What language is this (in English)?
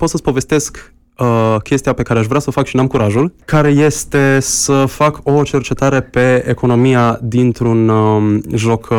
Romanian